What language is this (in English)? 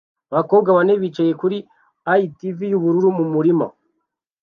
Kinyarwanda